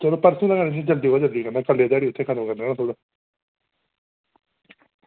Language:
Dogri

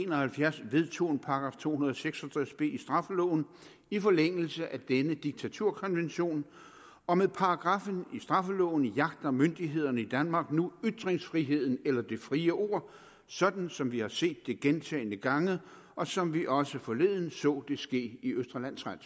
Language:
Danish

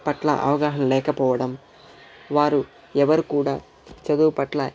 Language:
Telugu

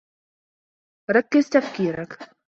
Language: Arabic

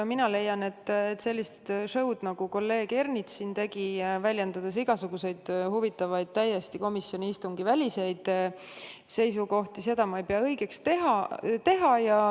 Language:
Estonian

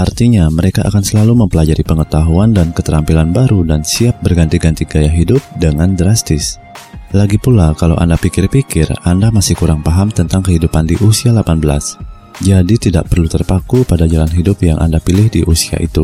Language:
Indonesian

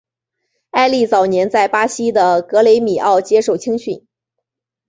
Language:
Chinese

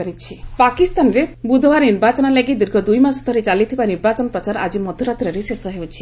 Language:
Odia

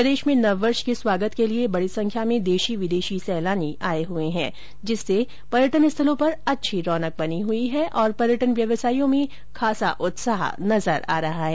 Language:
Hindi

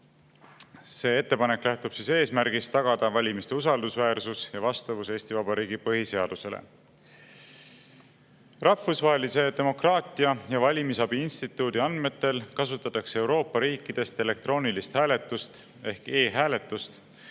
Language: Estonian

